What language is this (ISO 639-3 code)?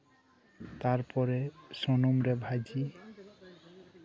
sat